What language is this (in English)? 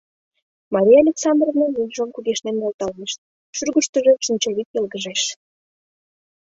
Mari